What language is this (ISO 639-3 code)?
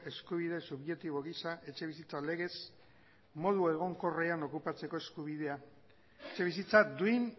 eus